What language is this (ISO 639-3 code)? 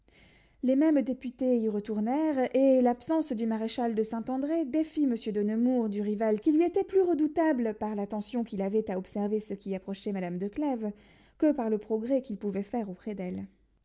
fra